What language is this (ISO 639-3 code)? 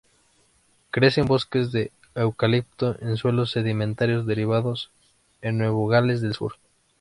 spa